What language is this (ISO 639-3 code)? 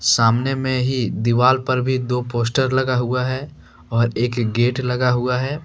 hin